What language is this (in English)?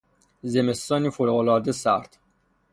Persian